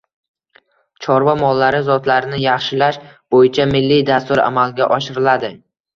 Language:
Uzbek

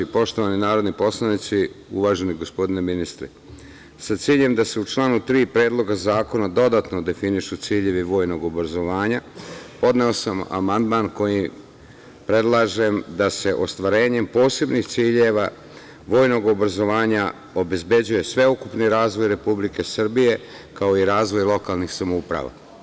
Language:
Serbian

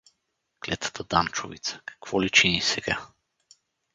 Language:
Bulgarian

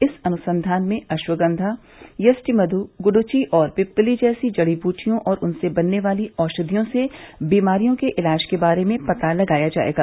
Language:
Hindi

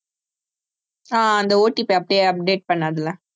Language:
Tamil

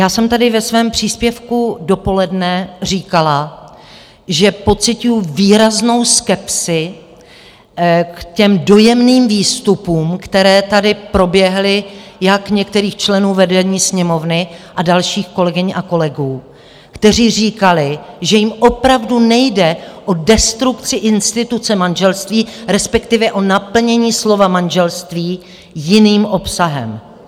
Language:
Czech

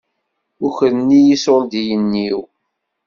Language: Kabyle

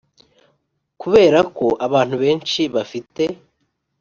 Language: Kinyarwanda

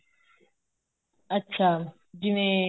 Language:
Punjabi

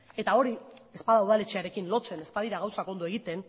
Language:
Basque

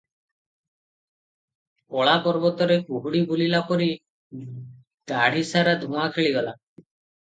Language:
Odia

